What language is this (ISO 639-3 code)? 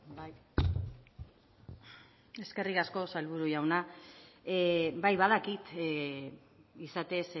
eus